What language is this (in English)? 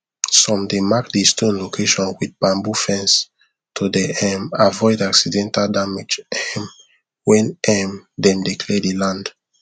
Nigerian Pidgin